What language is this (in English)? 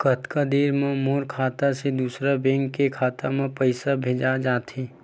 Chhattisgarhi